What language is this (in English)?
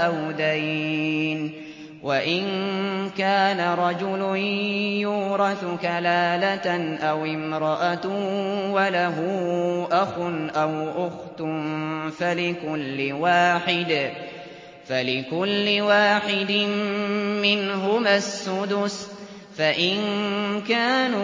Arabic